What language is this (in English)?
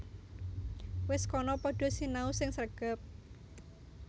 Javanese